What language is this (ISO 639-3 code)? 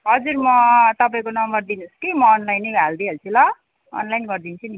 nep